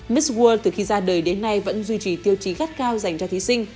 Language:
Vietnamese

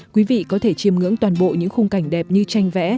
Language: Vietnamese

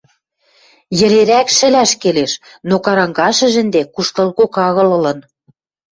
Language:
Western Mari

